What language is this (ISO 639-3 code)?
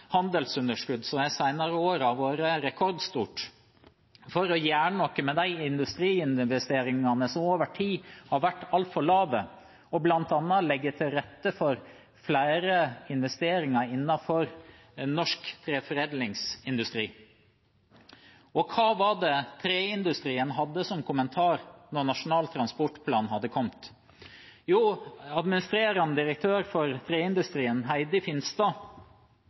nob